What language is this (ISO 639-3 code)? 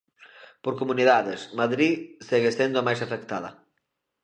glg